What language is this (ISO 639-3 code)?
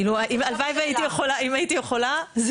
heb